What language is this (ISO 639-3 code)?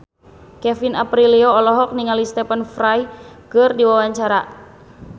sun